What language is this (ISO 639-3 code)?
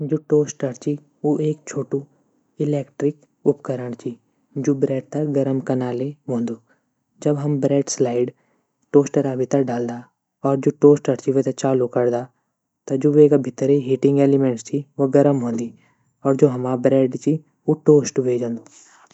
gbm